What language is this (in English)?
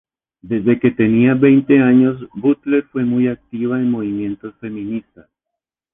Spanish